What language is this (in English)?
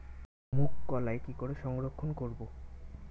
Bangla